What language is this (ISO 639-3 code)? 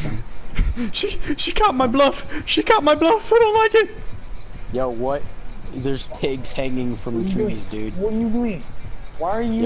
eng